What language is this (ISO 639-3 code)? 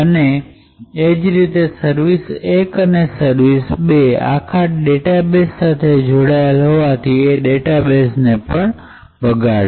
guj